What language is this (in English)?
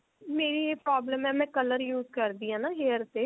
Punjabi